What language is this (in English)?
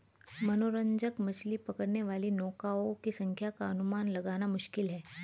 Hindi